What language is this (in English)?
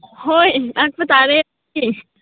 Manipuri